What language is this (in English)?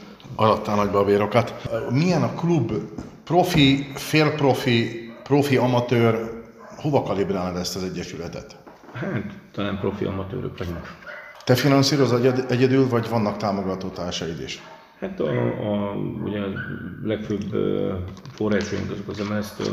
Hungarian